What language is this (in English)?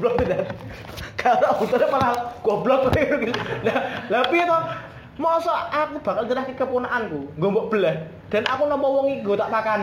Indonesian